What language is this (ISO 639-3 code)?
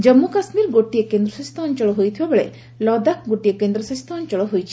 ori